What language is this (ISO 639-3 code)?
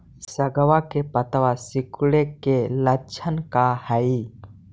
mag